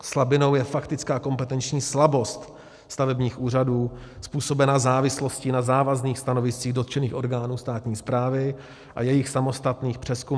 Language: Czech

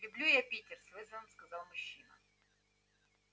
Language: Russian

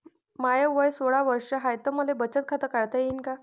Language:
Marathi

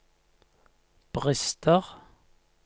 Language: Norwegian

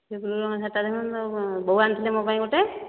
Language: Odia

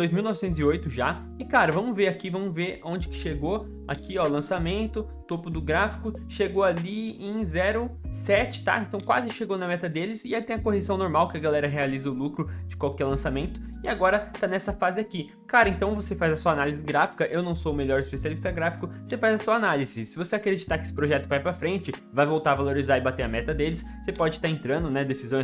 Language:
Portuguese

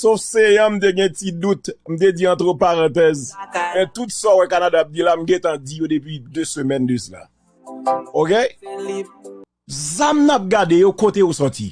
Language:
French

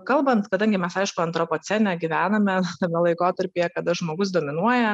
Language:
Lithuanian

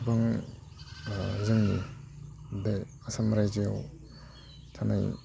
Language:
Bodo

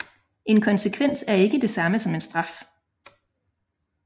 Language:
Danish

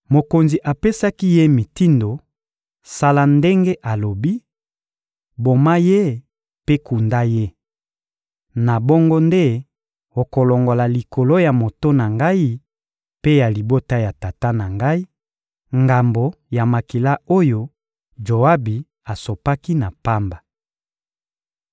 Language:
Lingala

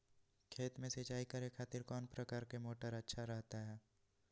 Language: Magahi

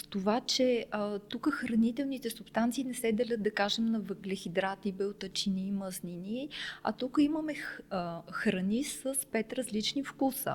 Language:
Bulgarian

